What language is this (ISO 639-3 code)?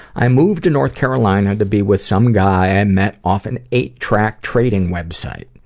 eng